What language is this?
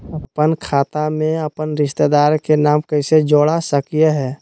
Magahi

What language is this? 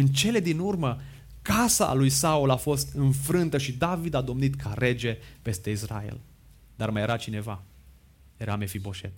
Romanian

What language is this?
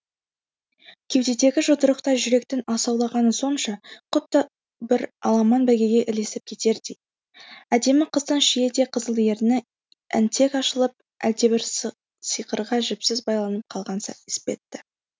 Kazakh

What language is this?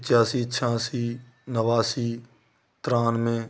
Hindi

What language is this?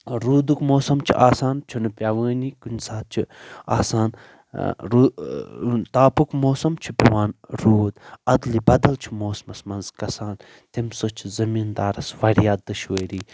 Kashmiri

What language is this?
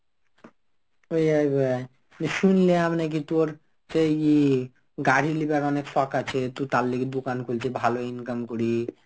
Bangla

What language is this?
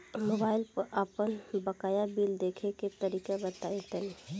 Bhojpuri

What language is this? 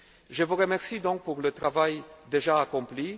French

